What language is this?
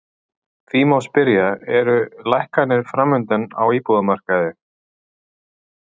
Icelandic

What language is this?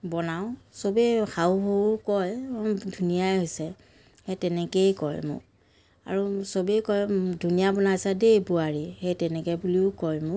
Assamese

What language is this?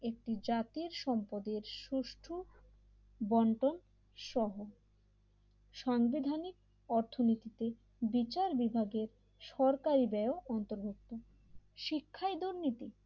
Bangla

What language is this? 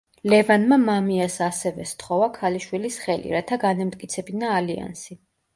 Georgian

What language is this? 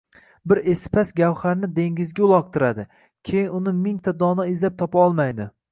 Uzbek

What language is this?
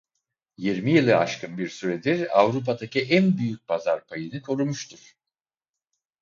Turkish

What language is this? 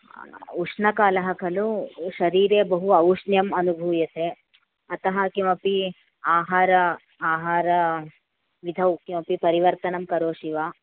Sanskrit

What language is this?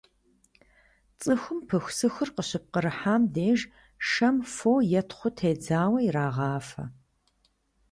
Kabardian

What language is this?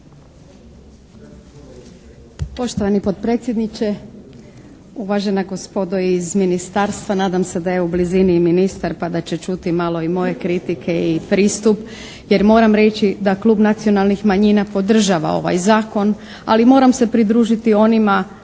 Croatian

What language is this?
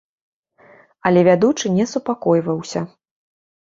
Belarusian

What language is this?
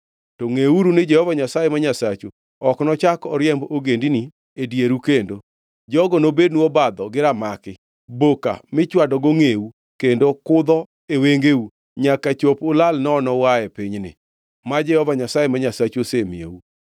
Luo (Kenya and Tanzania)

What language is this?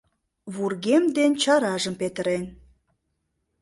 Mari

